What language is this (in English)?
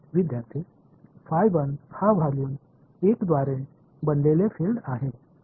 Marathi